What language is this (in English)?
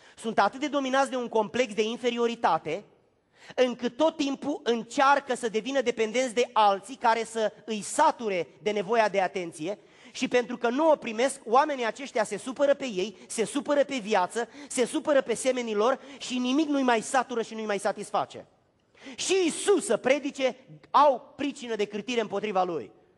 Romanian